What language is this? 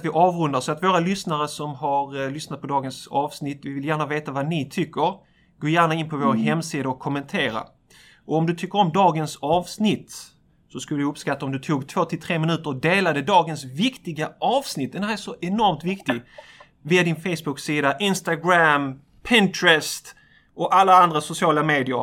Swedish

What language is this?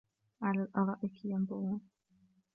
Arabic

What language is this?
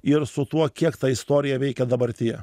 Lithuanian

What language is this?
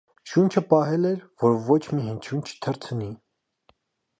Armenian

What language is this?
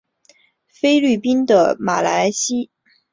Chinese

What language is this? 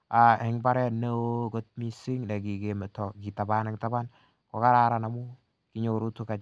Kalenjin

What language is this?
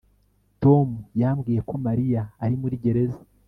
Kinyarwanda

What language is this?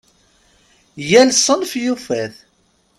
Kabyle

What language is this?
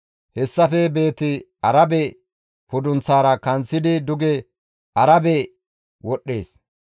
Gamo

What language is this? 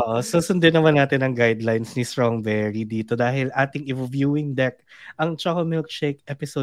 Filipino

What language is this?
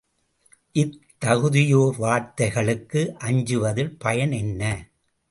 Tamil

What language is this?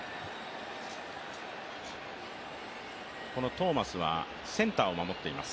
Japanese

